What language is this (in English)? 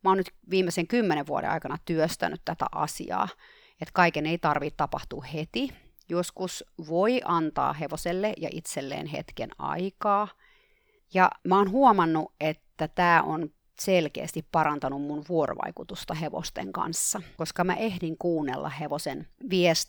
Finnish